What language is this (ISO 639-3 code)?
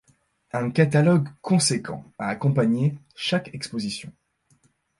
fra